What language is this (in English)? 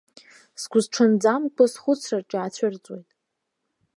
Abkhazian